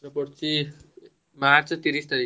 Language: Odia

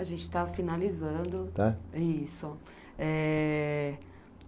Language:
Portuguese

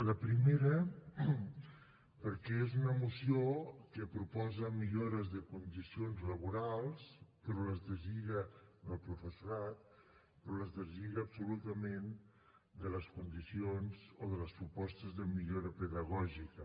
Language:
Catalan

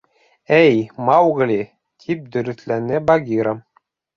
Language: Bashkir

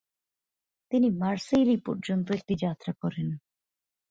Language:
Bangla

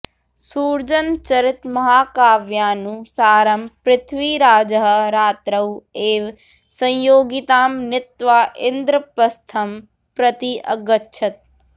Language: Sanskrit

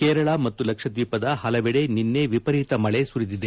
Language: Kannada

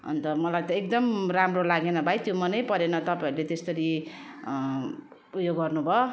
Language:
Nepali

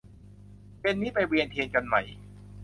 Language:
Thai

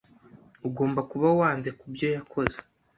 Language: Kinyarwanda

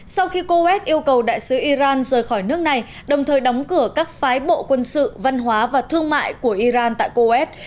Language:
Vietnamese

